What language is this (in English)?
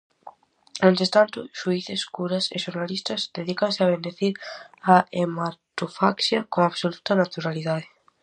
Galician